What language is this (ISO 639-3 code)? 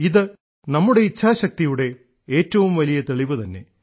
mal